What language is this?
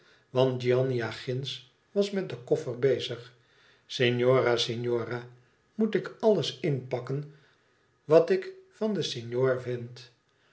Dutch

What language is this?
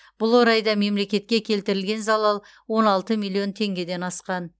Kazakh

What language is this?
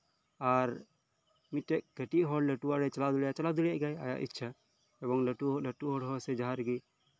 Santali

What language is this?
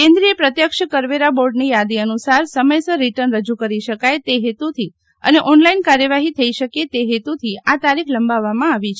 Gujarati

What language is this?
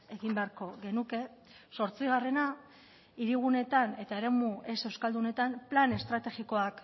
Basque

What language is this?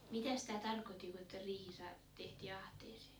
Finnish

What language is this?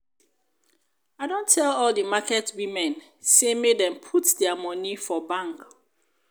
Nigerian Pidgin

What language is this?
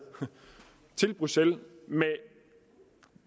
Danish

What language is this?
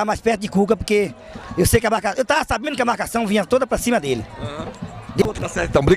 Portuguese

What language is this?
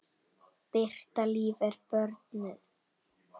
Icelandic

